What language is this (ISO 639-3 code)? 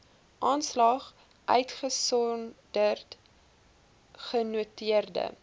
afr